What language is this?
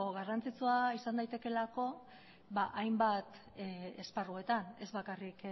Basque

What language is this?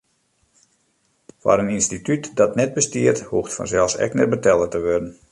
Western Frisian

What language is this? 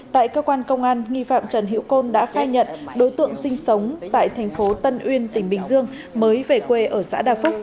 Vietnamese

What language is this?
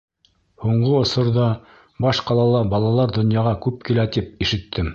Bashkir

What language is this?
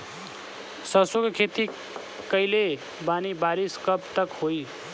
Bhojpuri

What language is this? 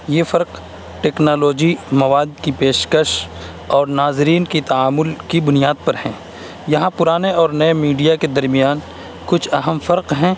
Urdu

